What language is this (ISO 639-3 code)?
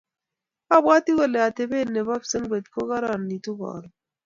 kln